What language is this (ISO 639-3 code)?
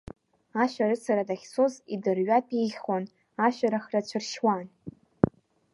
abk